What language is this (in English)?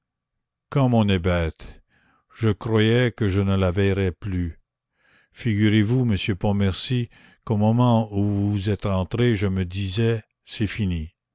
French